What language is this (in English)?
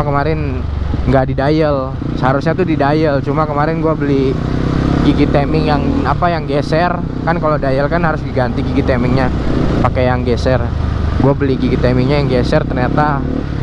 Indonesian